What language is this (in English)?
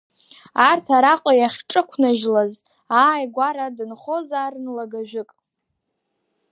Abkhazian